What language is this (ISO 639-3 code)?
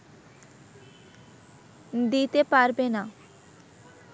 ben